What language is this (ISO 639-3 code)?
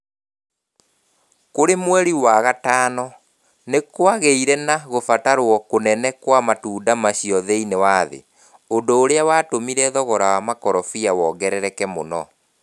kik